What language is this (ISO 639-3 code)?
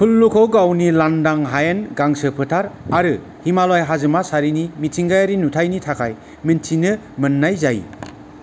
brx